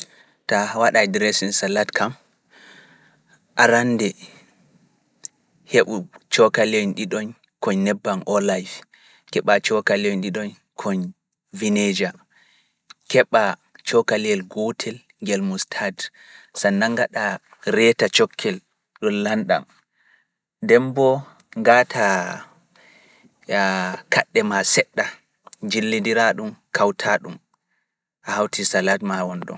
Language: Fula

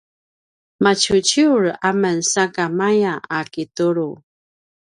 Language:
Paiwan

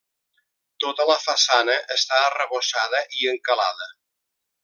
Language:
Catalan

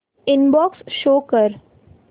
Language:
Marathi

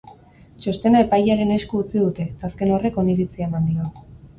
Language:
Basque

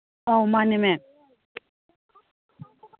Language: Manipuri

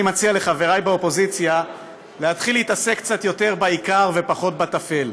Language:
Hebrew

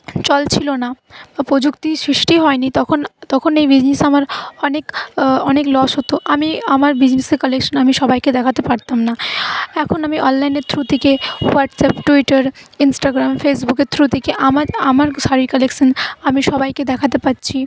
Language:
Bangla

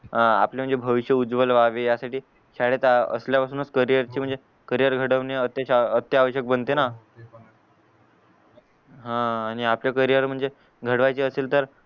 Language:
Marathi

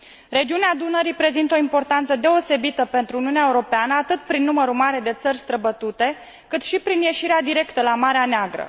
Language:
Romanian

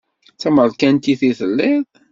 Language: Kabyle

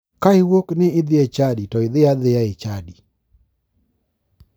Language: Luo (Kenya and Tanzania)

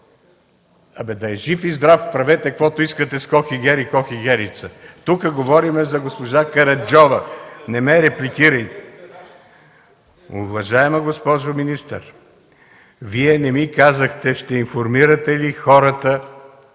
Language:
Bulgarian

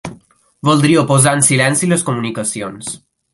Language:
Catalan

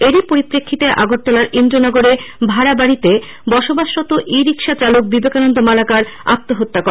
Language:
Bangla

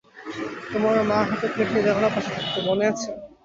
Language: Bangla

